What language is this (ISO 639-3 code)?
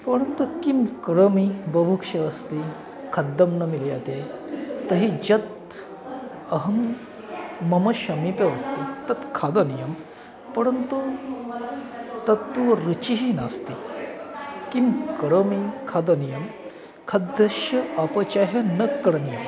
san